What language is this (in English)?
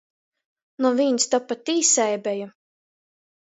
Latgalian